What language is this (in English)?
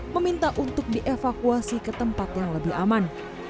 Indonesian